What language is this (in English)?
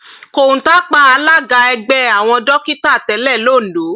Yoruba